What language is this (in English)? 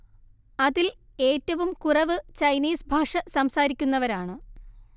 Malayalam